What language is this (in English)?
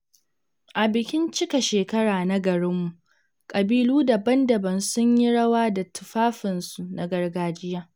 Hausa